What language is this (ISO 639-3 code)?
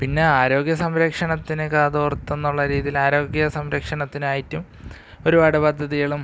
mal